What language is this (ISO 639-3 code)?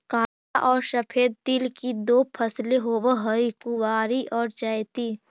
mag